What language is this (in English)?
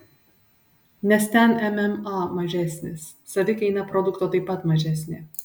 Lithuanian